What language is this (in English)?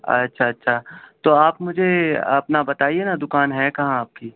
Urdu